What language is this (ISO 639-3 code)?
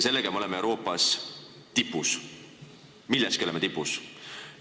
est